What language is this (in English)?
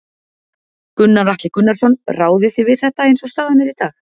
Icelandic